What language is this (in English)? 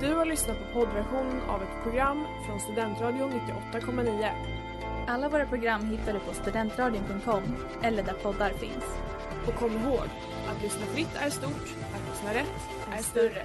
Swedish